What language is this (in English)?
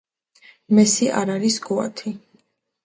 Georgian